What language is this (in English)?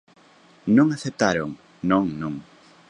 Galician